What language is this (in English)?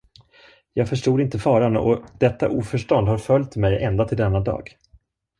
Swedish